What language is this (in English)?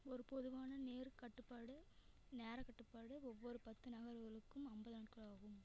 Tamil